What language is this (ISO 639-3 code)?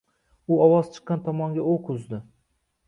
uzb